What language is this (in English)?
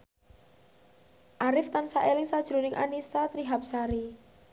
Javanese